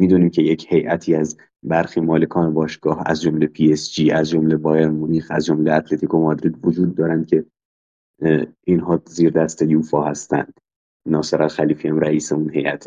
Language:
Persian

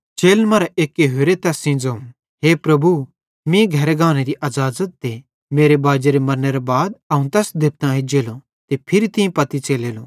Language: Bhadrawahi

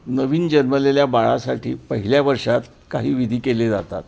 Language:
Marathi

